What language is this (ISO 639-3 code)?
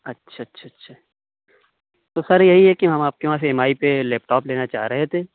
urd